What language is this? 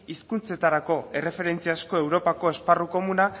Basque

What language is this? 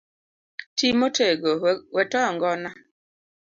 Luo (Kenya and Tanzania)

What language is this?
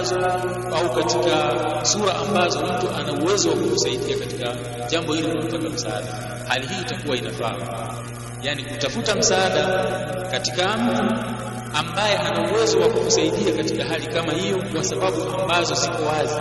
Swahili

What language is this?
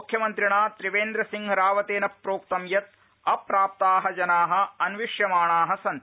Sanskrit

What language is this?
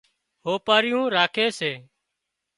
Wadiyara Koli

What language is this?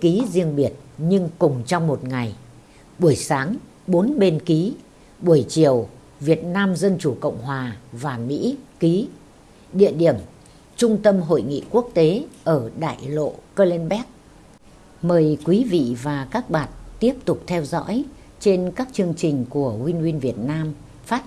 Vietnamese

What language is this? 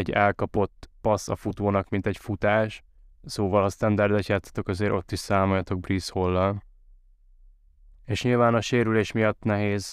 Hungarian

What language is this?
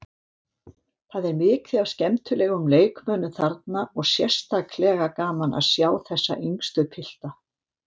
Icelandic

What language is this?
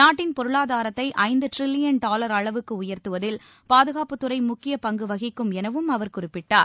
Tamil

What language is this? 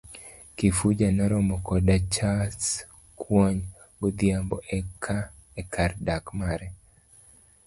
Luo (Kenya and Tanzania)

